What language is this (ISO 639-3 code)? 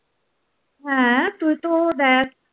ben